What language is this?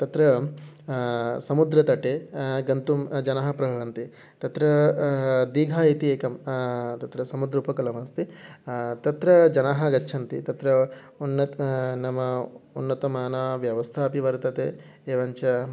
Sanskrit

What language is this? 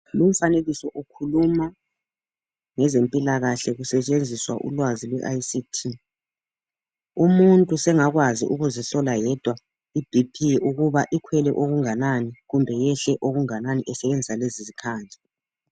North Ndebele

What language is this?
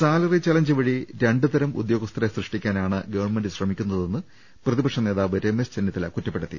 Malayalam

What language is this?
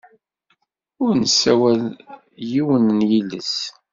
Kabyle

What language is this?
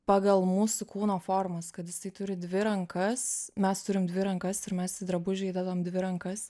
Lithuanian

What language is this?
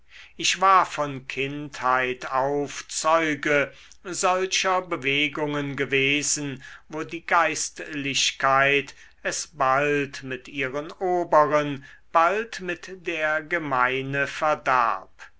German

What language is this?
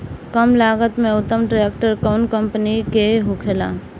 Bhojpuri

